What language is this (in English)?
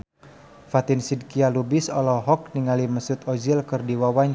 Sundanese